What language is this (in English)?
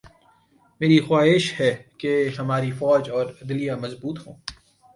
Urdu